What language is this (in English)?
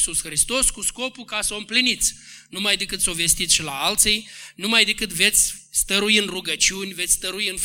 Romanian